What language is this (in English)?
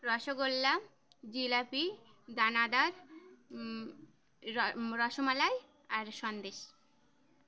Bangla